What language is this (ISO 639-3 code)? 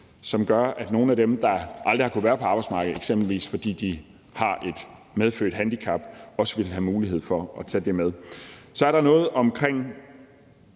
dan